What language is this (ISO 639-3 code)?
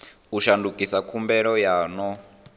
ven